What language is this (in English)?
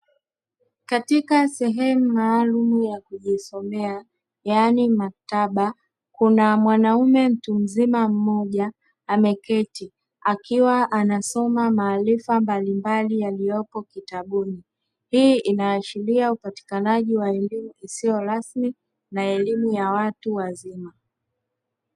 Swahili